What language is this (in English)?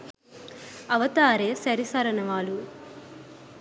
Sinhala